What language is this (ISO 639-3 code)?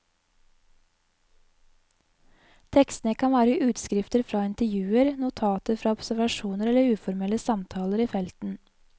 nor